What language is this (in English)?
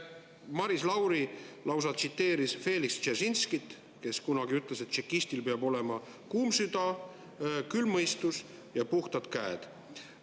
Estonian